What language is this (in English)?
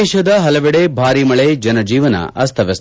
Kannada